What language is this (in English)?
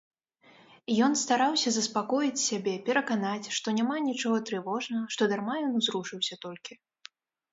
Belarusian